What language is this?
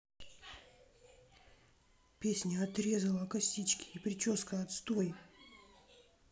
Russian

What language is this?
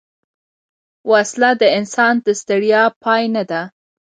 Pashto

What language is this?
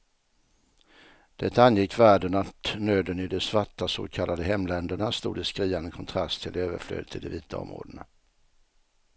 Swedish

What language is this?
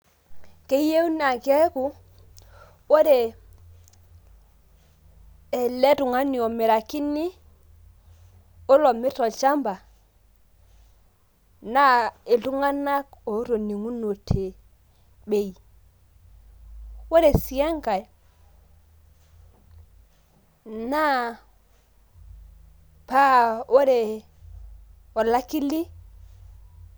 Masai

